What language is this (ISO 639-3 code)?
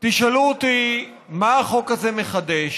heb